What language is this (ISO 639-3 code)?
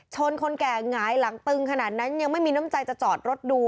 tha